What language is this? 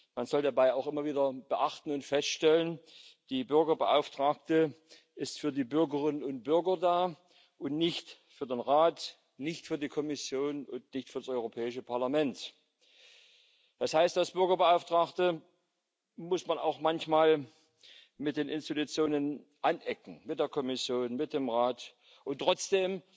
German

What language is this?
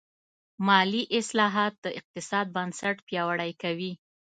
Pashto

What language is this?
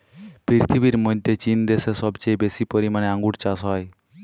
Bangla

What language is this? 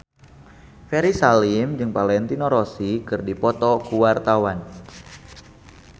Sundanese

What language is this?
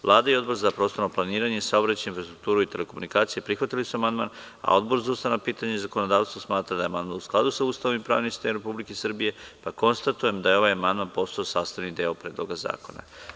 Serbian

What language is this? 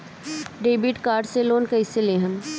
Bhojpuri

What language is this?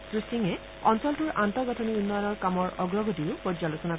Assamese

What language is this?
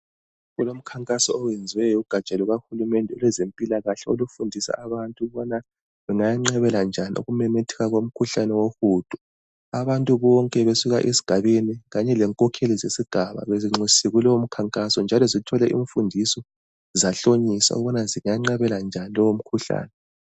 North Ndebele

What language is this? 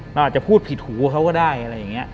Thai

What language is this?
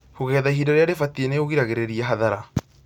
Kikuyu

